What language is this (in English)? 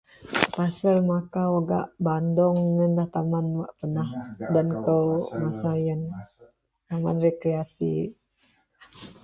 Central Melanau